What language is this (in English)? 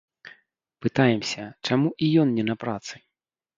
Belarusian